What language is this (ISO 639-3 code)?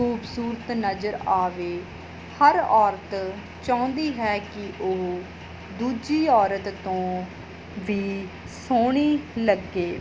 pan